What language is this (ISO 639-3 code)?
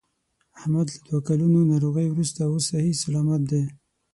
pus